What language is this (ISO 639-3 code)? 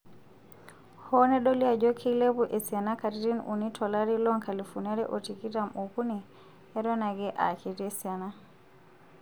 mas